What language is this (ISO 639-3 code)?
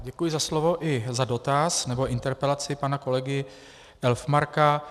ces